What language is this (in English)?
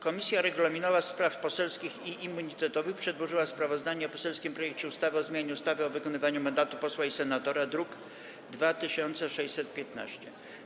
Polish